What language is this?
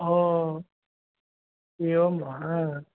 Sanskrit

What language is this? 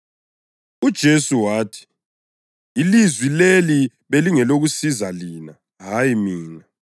North Ndebele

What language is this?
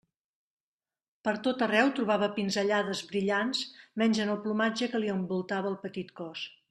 Catalan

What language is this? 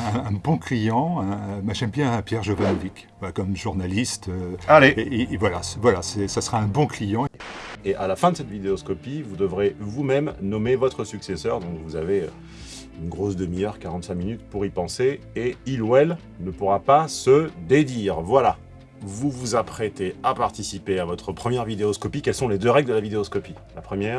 French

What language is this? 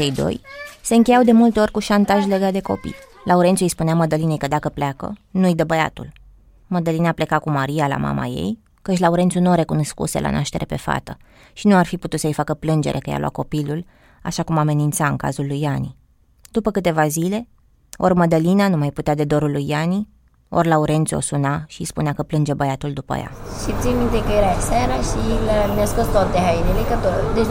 Romanian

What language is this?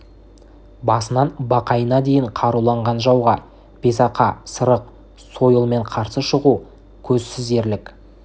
Kazakh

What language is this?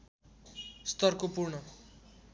Nepali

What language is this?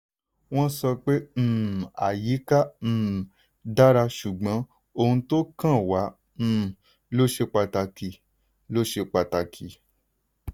Yoruba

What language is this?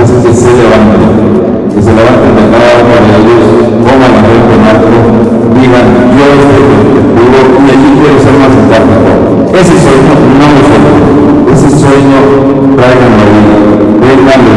Spanish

